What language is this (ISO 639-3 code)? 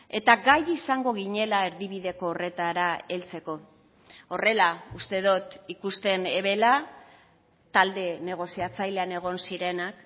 eus